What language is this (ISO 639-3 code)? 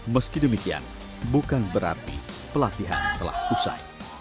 ind